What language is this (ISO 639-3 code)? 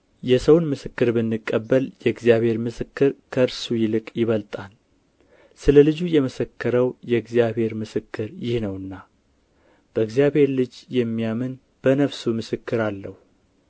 amh